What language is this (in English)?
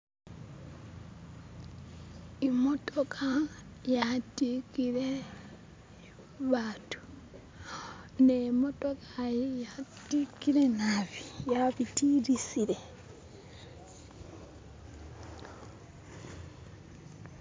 Masaaba